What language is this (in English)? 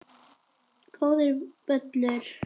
Icelandic